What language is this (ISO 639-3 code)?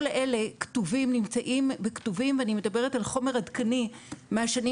heb